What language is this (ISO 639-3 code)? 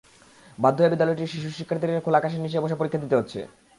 ben